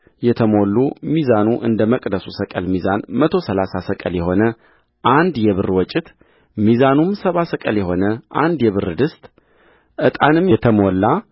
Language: Amharic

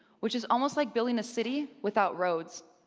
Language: English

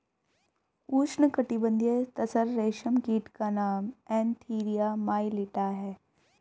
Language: Hindi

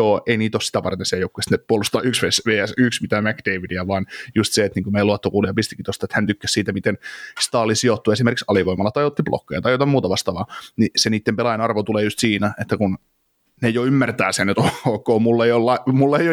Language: Finnish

